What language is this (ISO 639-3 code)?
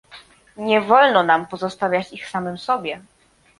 pol